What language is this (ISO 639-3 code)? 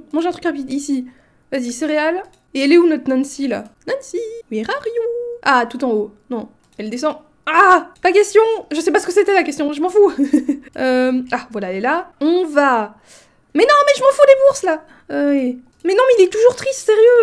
fra